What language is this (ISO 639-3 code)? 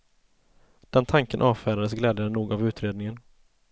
swe